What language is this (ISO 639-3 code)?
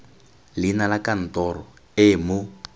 tsn